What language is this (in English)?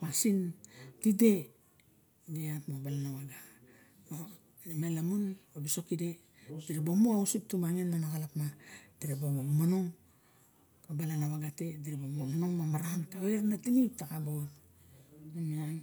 Barok